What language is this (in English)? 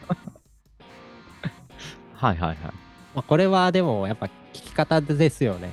Japanese